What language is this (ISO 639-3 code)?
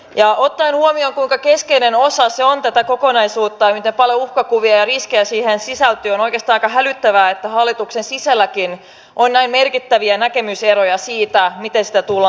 fin